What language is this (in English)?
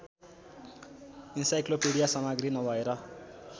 Nepali